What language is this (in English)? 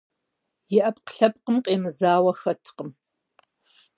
Kabardian